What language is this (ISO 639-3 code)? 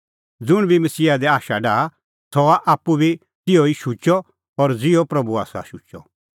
kfx